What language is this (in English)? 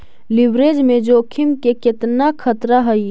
Magahi